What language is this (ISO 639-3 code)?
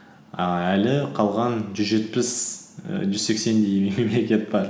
kaz